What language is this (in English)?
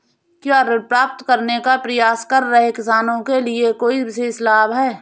Hindi